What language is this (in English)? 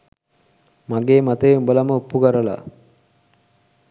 Sinhala